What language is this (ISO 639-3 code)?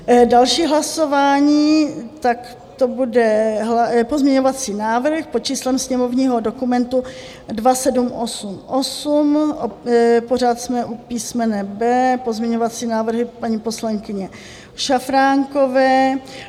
ces